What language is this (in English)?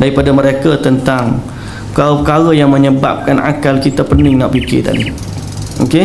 Malay